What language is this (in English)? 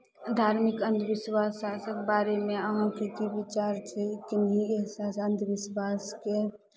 Maithili